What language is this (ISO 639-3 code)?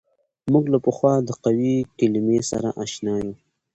pus